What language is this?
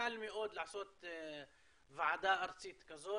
Hebrew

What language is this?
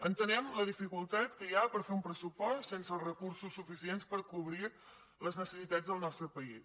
Catalan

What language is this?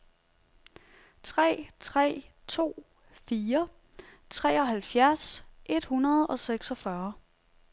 Danish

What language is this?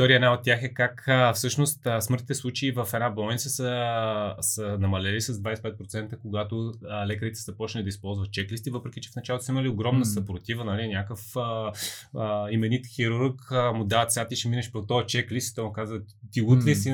Bulgarian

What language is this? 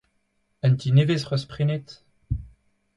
Breton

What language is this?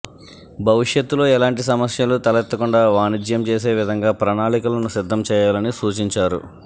Telugu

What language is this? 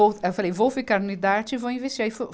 Portuguese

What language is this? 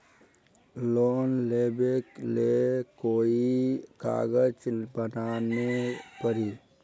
Magahi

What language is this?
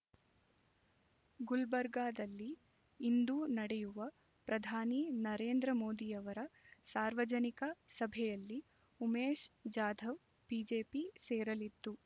Kannada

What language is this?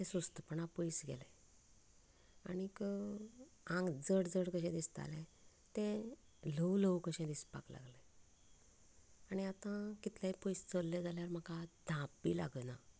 Konkani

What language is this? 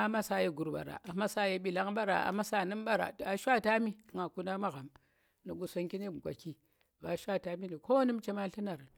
Tera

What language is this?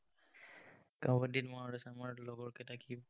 Assamese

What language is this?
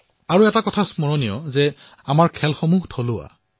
Assamese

